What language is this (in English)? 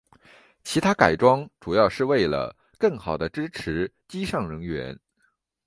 Chinese